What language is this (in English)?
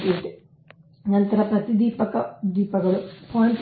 Kannada